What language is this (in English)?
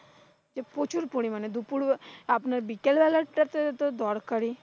Bangla